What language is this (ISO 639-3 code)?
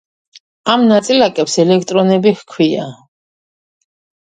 kat